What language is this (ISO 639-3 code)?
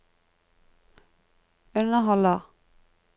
nor